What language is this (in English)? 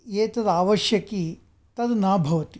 Sanskrit